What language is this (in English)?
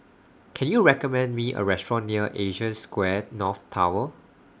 English